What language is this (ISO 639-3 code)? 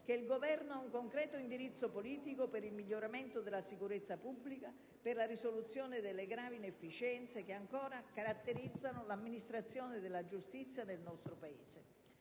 ita